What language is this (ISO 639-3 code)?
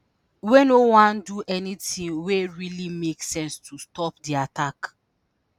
pcm